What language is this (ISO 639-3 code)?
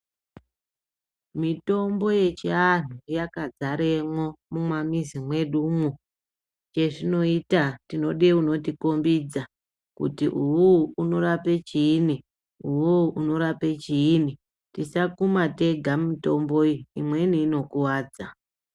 ndc